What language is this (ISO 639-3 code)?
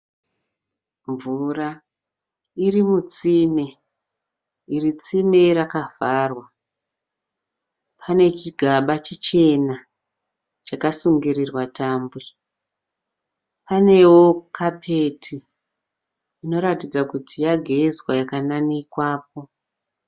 sna